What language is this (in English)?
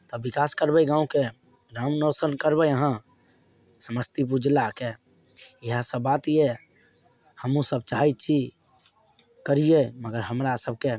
Maithili